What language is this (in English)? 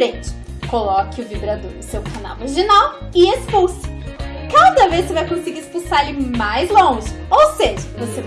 Portuguese